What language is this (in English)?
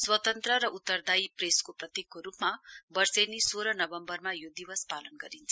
Nepali